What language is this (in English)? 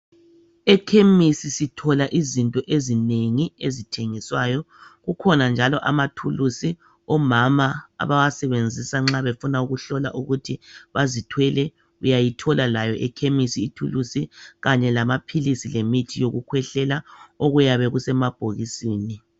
North Ndebele